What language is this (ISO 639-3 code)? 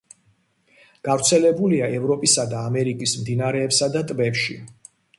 kat